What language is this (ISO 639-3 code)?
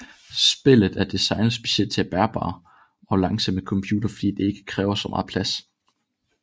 dan